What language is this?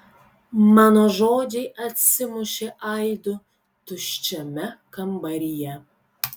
Lithuanian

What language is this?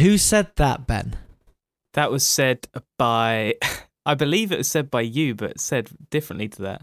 English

